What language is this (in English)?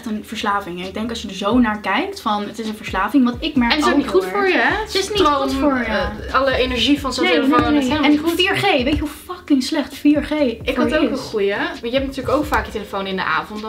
Dutch